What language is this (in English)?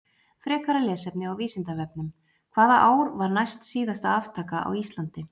Icelandic